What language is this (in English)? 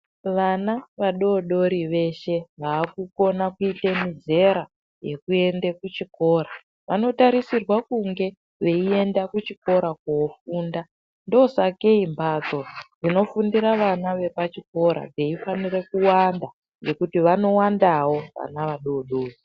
Ndau